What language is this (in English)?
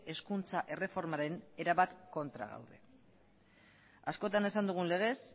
Basque